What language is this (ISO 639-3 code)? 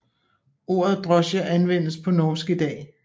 dan